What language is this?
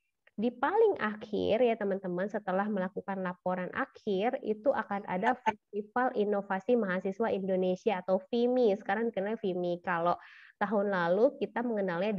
Indonesian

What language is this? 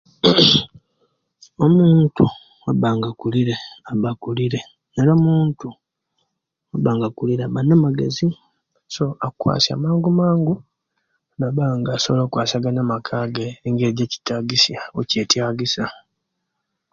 Kenyi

